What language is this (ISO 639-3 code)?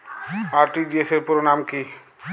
ben